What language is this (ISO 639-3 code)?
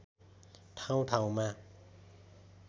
nep